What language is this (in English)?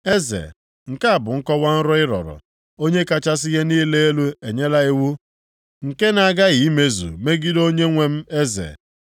Igbo